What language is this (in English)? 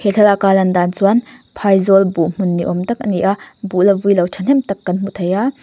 Mizo